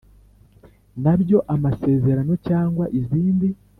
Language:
Kinyarwanda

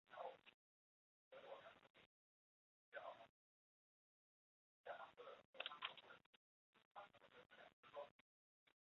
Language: Chinese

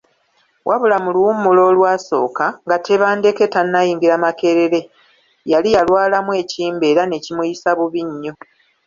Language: Ganda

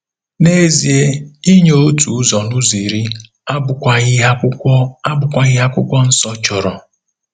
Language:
Igbo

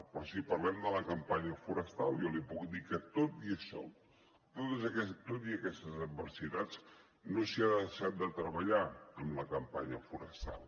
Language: Catalan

